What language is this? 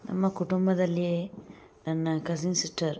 Kannada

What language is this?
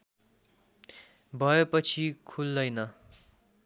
Nepali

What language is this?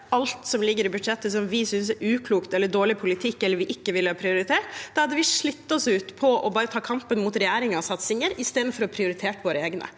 Norwegian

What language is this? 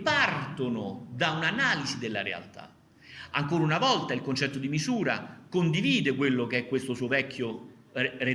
Italian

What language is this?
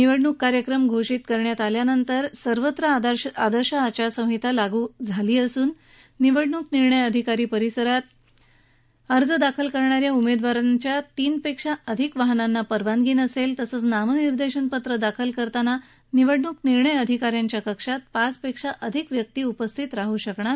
Marathi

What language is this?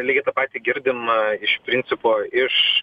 Lithuanian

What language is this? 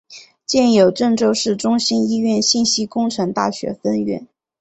Chinese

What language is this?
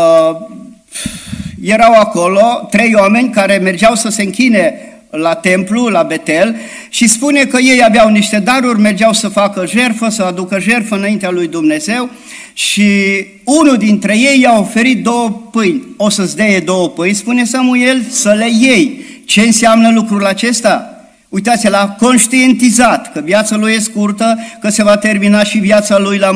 Romanian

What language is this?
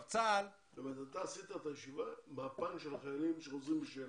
Hebrew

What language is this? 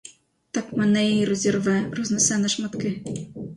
Ukrainian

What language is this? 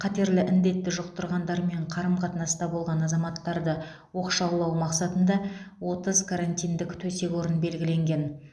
Kazakh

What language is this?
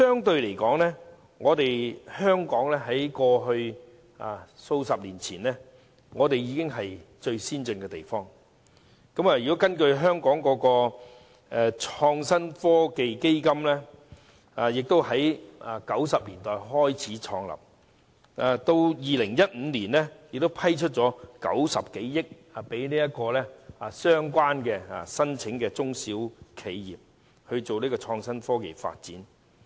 Cantonese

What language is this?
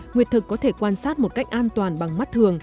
Vietnamese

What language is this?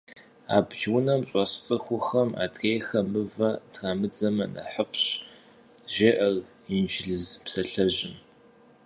Kabardian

